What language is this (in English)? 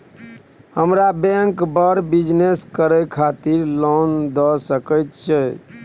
Maithili